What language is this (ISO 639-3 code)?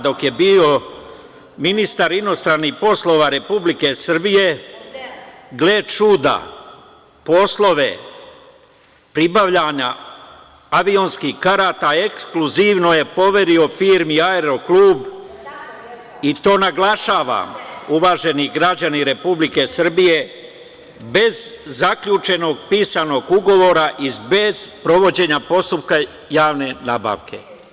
srp